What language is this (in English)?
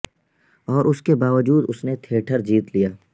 Urdu